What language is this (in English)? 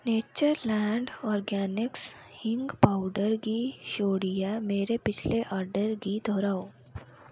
Dogri